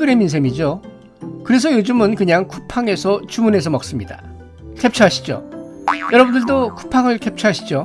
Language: Korean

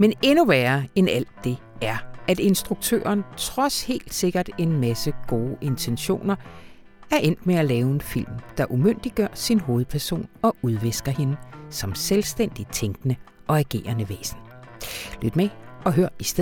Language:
Danish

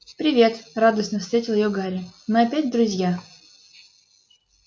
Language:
Russian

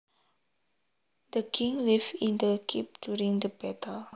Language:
Javanese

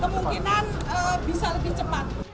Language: Indonesian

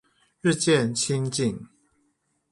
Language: Chinese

